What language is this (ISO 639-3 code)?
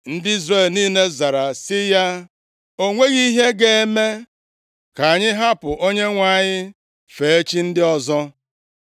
ibo